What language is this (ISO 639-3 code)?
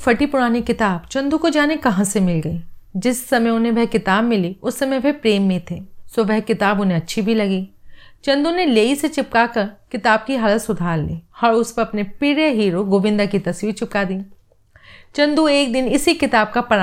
hin